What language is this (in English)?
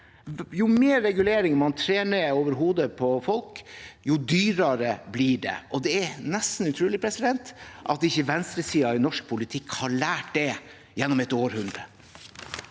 Norwegian